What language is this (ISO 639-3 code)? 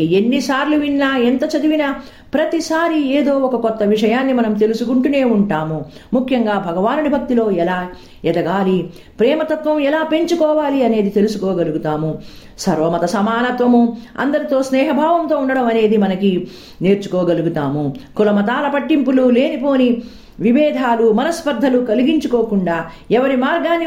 tel